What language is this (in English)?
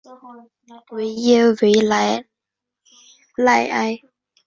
Chinese